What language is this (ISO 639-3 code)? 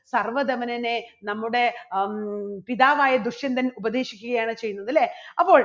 mal